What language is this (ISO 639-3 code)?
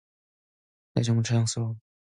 kor